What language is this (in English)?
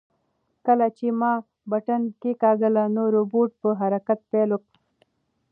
Pashto